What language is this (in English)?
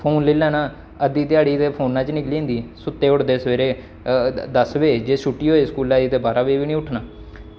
Dogri